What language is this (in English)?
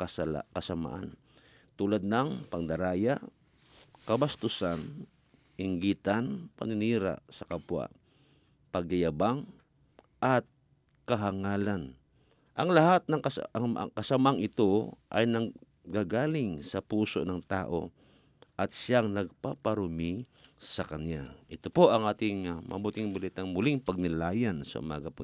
Filipino